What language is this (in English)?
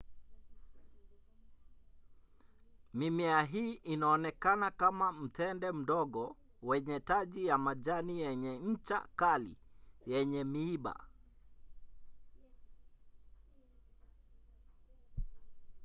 Swahili